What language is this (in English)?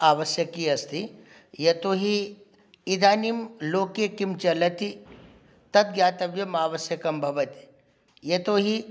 Sanskrit